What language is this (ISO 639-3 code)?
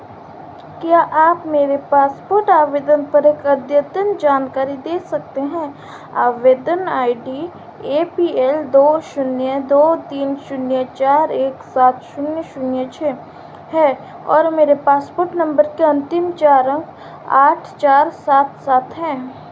hin